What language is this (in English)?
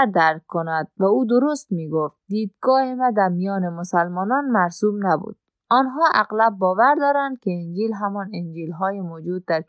Persian